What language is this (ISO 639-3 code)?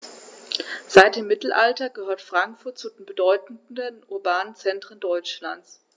deu